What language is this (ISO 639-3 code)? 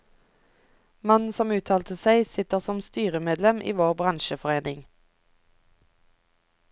nor